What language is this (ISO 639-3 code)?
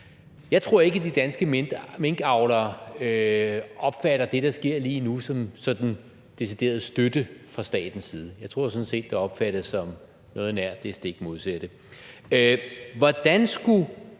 dan